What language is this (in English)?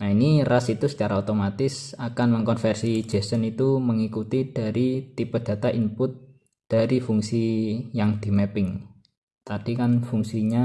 Indonesian